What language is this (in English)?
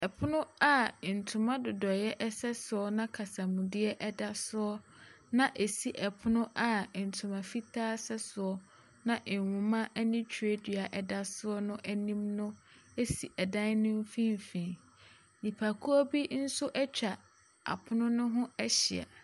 Akan